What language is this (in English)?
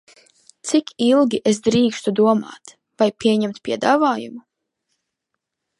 Latvian